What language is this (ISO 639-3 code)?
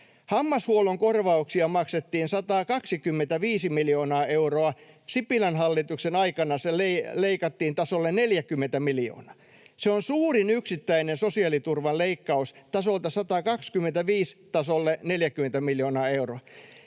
fin